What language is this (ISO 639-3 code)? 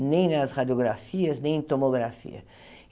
por